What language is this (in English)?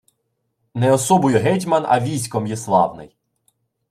Ukrainian